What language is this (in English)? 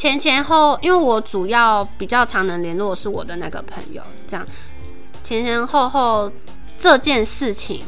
Chinese